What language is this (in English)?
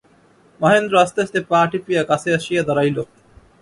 Bangla